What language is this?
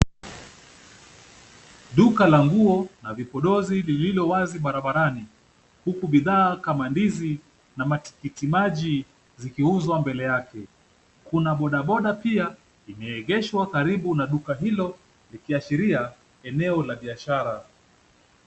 Swahili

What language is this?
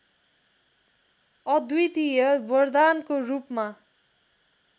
Nepali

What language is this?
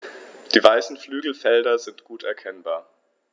German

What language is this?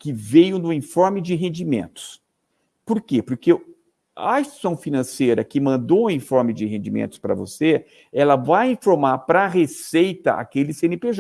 Portuguese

